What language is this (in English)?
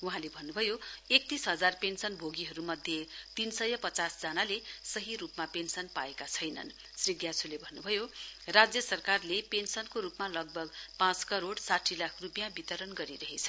Nepali